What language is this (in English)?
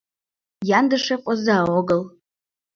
Mari